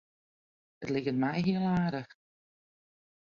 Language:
Western Frisian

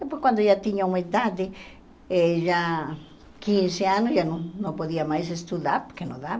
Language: Portuguese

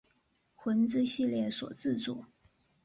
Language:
Chinese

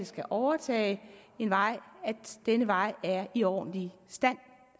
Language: Danish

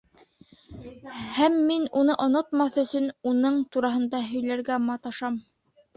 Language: Bashkir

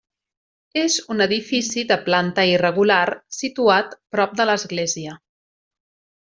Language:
Catalan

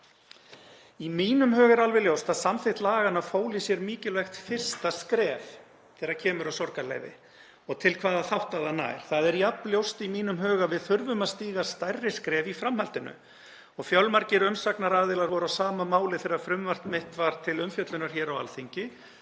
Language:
Icelandic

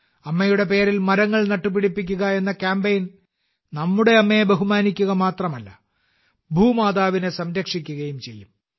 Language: Malayalam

